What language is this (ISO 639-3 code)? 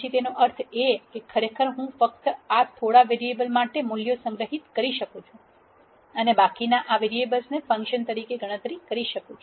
guj